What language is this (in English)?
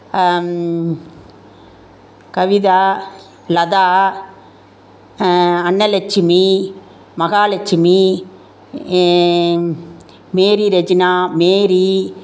Tamil